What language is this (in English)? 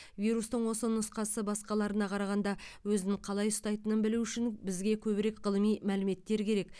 Kazakh